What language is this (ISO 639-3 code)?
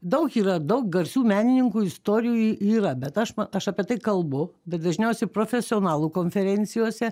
lit